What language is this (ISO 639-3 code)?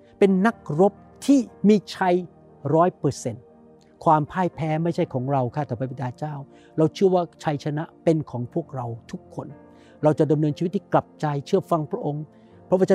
tha